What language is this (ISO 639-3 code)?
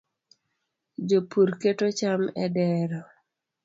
luo